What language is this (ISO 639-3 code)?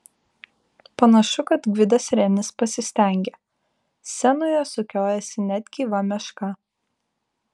lit